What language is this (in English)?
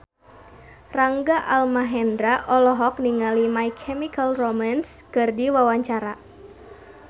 Sundanese